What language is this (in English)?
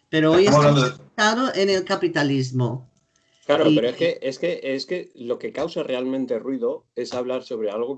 Spanish